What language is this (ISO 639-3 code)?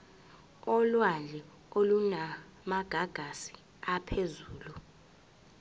zul